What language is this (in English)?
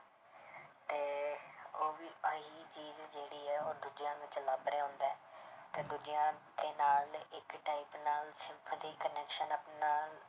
Punjabi